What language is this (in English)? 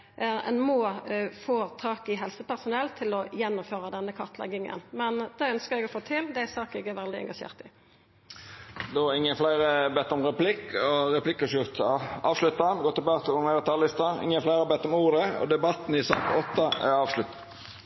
Norwegian Nynorsk